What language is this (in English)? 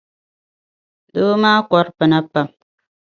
Dagbani